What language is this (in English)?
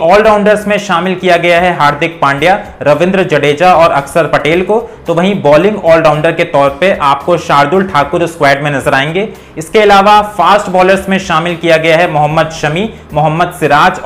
Hindi